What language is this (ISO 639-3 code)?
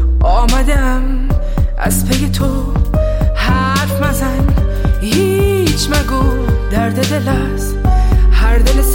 fas